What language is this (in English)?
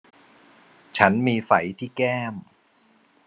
Thai